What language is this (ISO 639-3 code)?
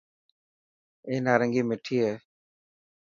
mki